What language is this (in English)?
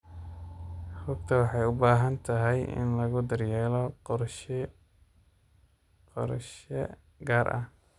Somali